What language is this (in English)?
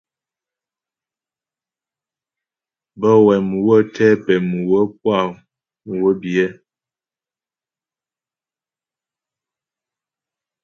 Ghomala